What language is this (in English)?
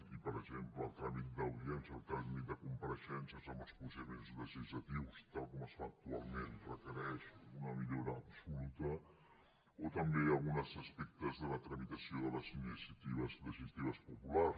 Catalan